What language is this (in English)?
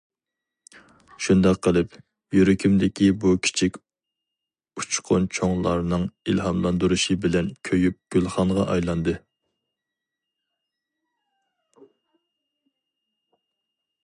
Uyghur